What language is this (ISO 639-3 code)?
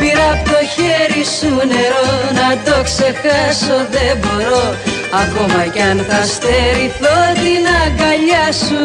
ell